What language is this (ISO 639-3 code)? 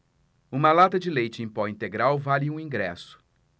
por